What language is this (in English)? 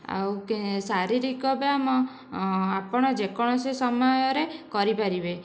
Odia